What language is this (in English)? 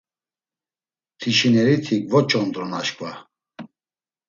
Laz